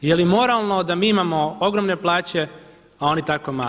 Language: Croatian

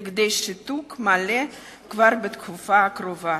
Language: Hebrew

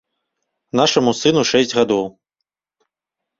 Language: Belarusian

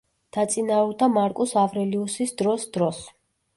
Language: Georgian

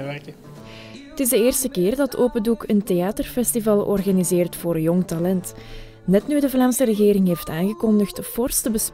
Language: Dutch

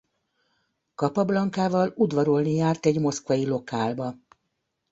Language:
Hungarian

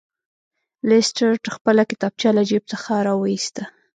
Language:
Pashto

